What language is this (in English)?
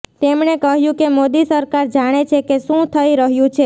Gujarati